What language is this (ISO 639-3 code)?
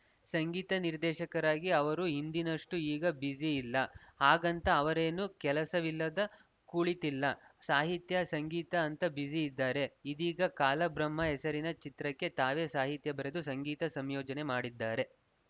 kan